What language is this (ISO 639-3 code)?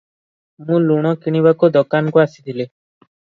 ori